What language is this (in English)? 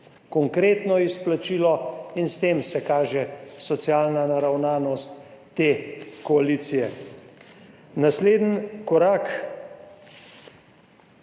Slovenian